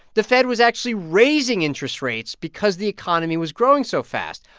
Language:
English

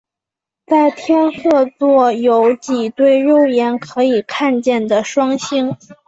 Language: Chinese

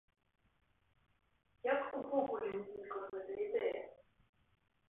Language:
Belarusian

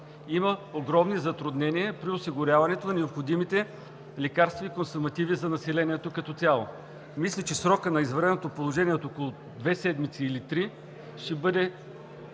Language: Bulgarian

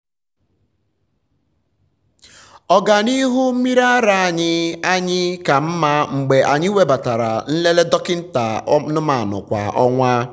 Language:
Igbo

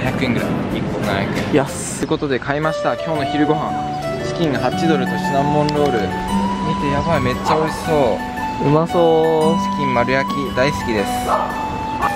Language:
Japanese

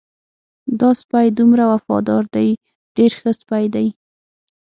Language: Pashto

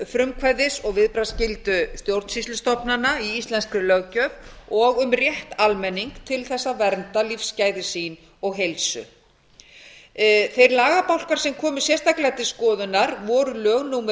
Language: Icelandic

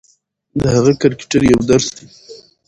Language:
Pashto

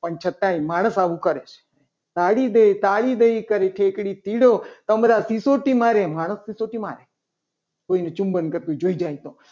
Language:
Gujarati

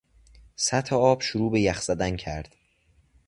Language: Persian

